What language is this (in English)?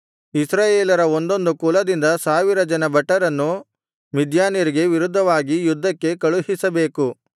Kannada